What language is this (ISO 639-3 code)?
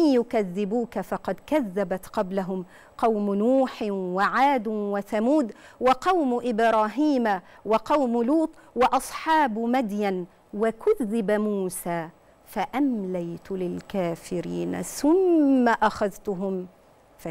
ara